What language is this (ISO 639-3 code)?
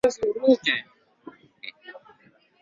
swa